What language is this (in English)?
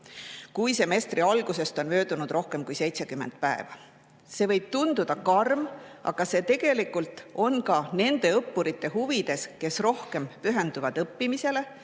Estonian